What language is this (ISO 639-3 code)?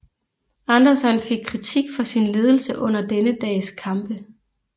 dan